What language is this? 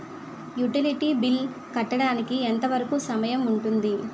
Telugu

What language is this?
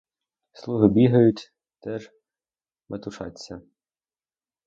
Ukrainian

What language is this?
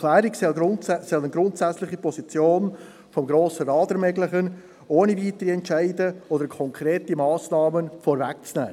Swiss German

